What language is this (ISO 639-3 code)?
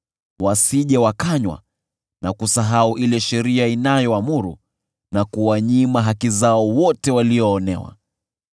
swa